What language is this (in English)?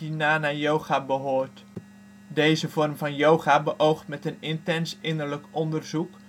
Dutch